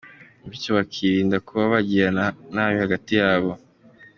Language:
Kinyarwanda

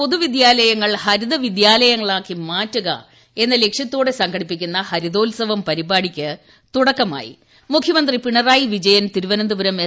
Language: Malayalam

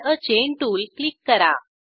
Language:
Marathi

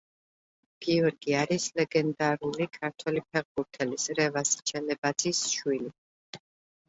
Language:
Georgian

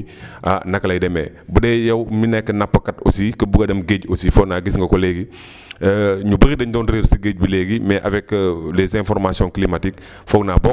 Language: Wolof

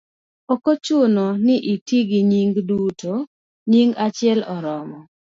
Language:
Luo (Kenya and Tanzania)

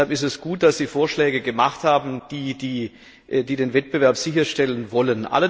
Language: German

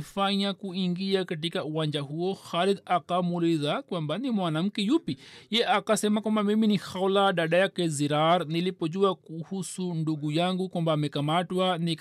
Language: Swahili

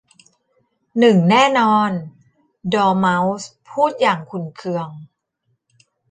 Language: Thai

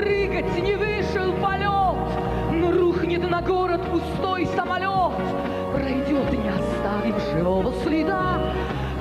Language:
Russian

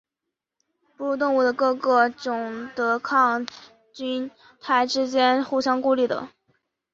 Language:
Chinese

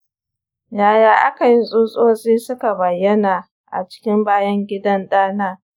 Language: Hausa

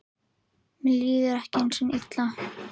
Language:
Icelandic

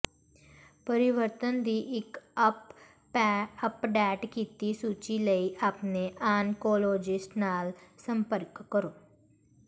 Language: Punjabi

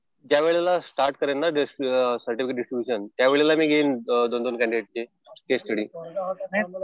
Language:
Marathi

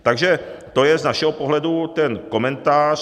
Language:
Czech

